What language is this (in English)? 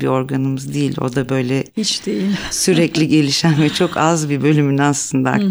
Turkish